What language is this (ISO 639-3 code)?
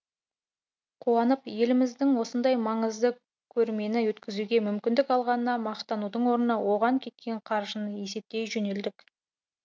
kaz